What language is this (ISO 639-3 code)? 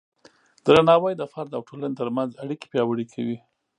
pus